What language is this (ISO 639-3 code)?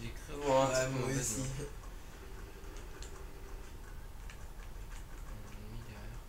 fra